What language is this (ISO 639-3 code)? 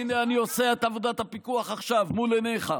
heb